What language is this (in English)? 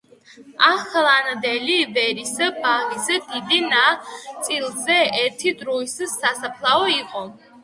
Georgian